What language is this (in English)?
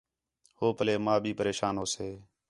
Khetrani